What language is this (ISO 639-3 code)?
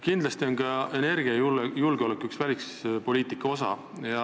est